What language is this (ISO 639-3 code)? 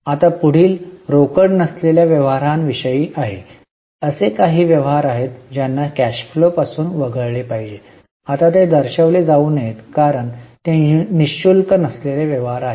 mar